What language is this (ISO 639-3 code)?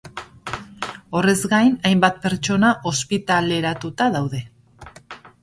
eus